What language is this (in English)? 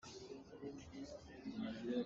Hakha Chin